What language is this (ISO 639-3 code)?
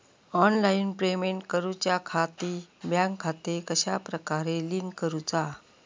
mar